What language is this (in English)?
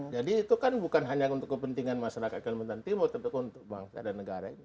Indonesian